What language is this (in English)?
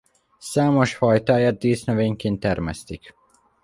Hungarian